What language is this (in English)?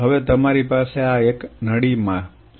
Gujarati